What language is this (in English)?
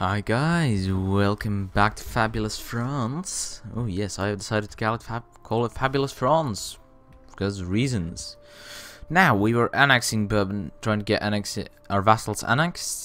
English